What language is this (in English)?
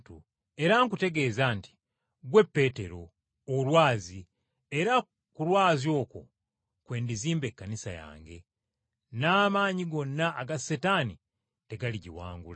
Ganda